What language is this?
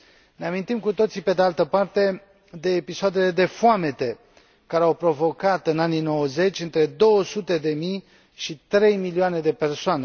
Romanian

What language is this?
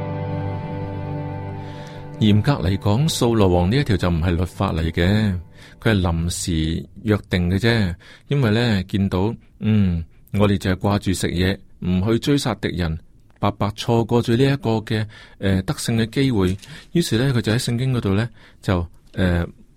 Chinese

